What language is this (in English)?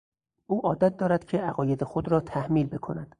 Persian